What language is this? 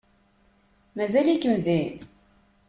Kabyle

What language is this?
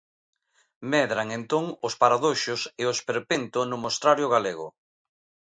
Galician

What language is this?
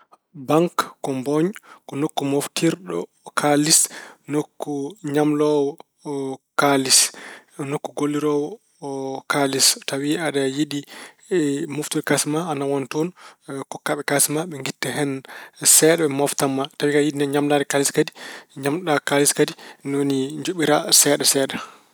Fula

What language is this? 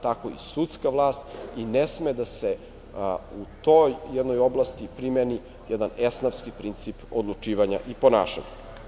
Serbian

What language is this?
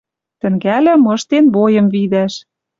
Western Mari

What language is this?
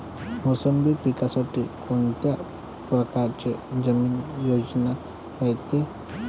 Marathi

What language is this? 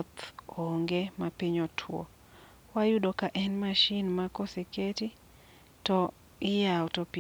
Luo (Kenya and Tanzania)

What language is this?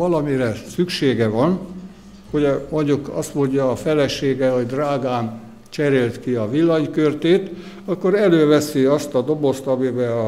Hungarian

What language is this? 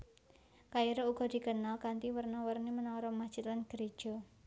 Javanese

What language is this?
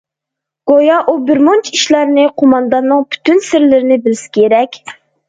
Uyghur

